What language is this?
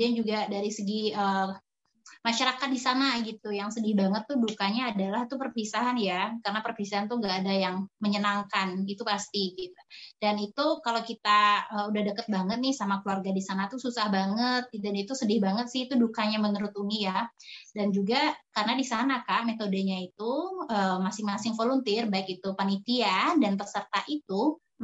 Indonesian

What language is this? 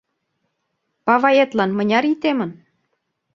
Mari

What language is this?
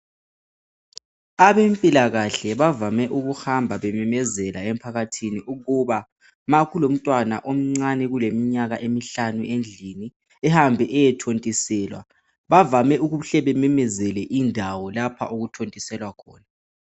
North Ndebele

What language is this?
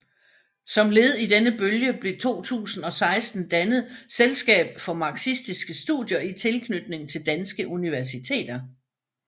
Danish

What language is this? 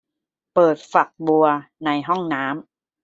Thai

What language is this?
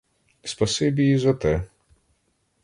Ukrainian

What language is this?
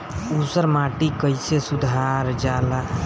Bhojpuri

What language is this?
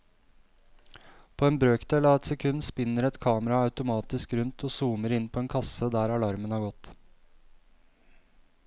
Norwegian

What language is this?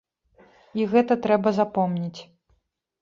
Belarusian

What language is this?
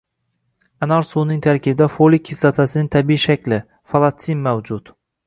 Uzbek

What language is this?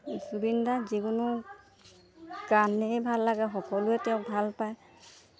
Assamese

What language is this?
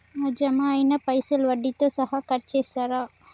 Telugu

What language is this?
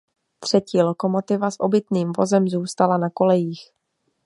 Czech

